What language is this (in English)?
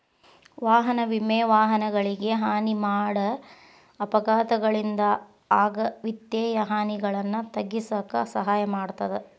Kannada